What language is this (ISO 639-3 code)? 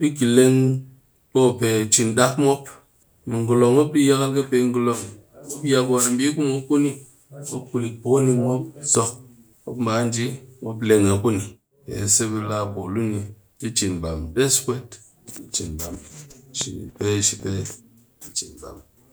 cky